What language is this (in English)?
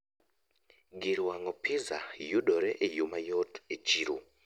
Luo (Kenya and Tanzania)